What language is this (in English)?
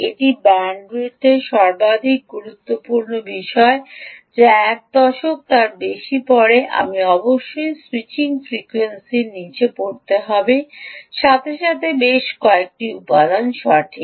Bangla